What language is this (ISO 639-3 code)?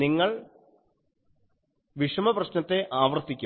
mal